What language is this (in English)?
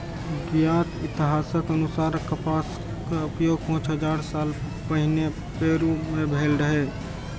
Maithili